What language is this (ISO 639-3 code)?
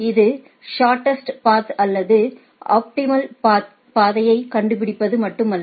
tam